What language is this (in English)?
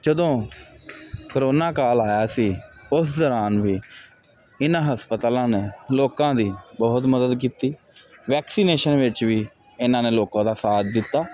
Punjabi